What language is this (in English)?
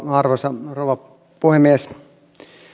Finnish